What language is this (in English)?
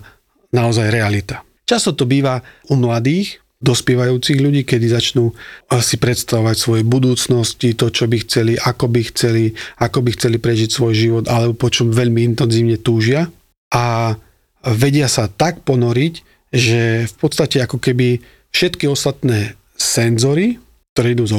Slovak